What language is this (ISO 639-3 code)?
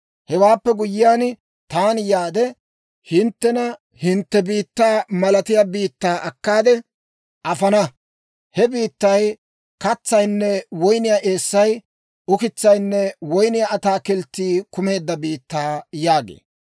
dwr